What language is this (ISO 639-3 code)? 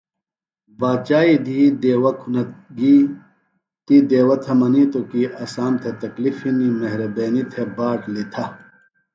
phl